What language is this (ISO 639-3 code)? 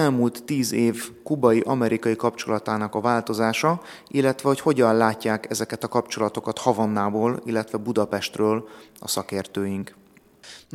hun